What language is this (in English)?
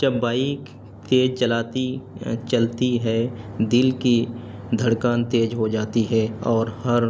Urdu